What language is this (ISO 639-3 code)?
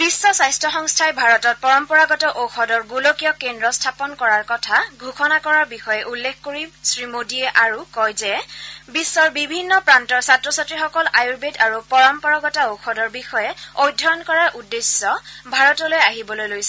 asm